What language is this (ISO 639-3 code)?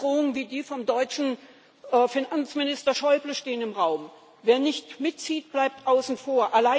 deu